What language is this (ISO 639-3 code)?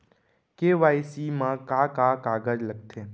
hne